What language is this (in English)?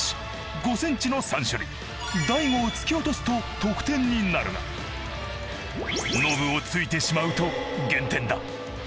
Japanese